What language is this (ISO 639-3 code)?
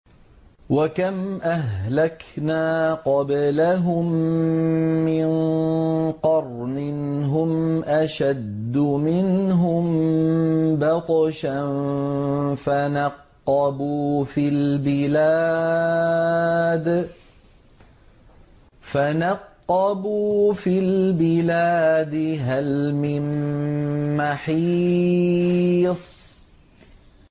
ara